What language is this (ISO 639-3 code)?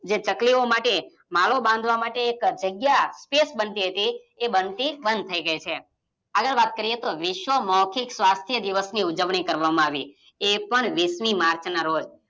guj